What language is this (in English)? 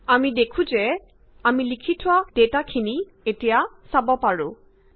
Assamese